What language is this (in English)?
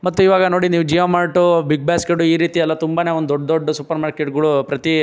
Kannada